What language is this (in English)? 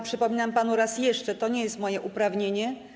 Polish